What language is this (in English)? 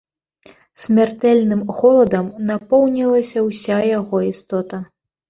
Belarusian